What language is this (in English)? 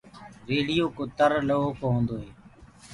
Gurgula